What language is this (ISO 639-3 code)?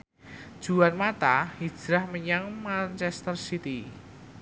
jav